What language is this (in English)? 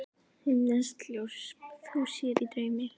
Icelandic